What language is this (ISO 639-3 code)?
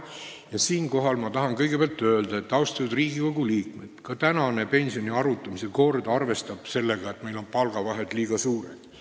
est